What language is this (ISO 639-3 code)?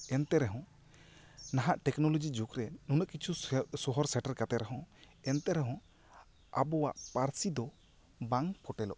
sat